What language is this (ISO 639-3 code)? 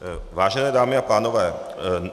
ces